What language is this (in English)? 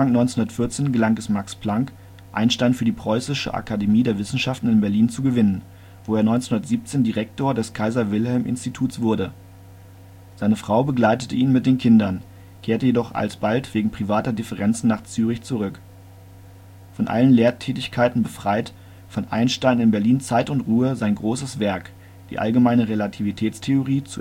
German